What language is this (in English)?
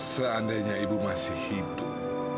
Indonesian